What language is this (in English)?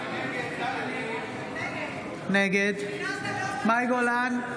Hebrew